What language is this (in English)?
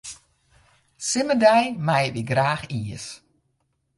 Western Frisian